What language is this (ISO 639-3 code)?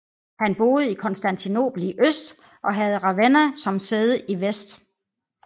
dan